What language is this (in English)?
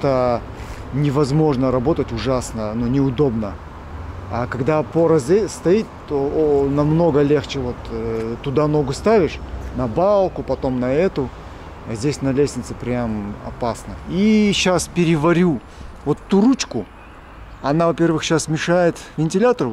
Russian